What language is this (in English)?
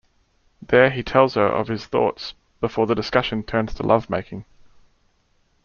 English